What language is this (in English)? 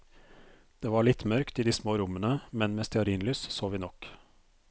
Norwegian